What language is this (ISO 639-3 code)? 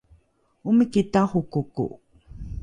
dru